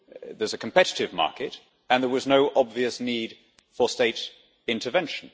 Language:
English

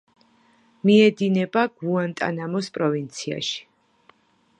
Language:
Georgian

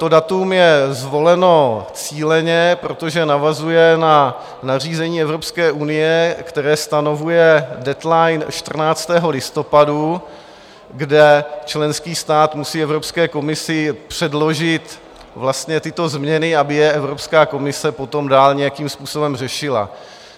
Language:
Czech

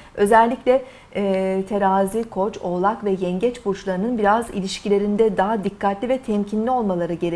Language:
Turkish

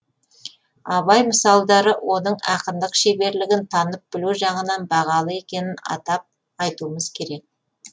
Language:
Kazakh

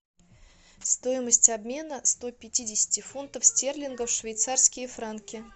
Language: Russian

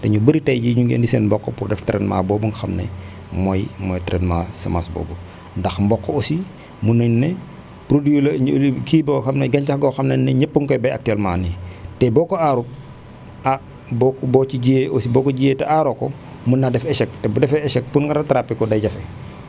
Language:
Wolof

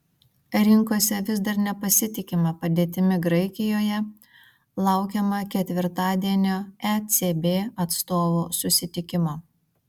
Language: Lithuanian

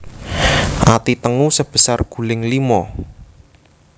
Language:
Javanese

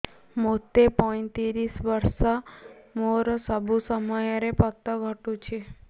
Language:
Odia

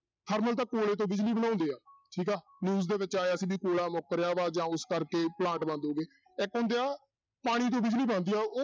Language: Punjabi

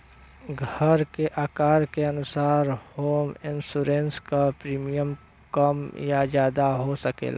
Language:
Bhojpuri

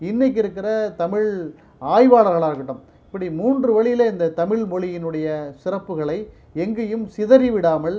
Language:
Tamil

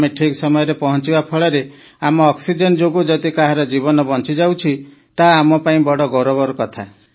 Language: Odia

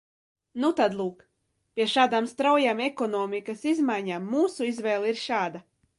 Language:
Latvian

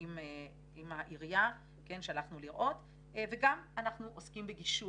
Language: Hebrew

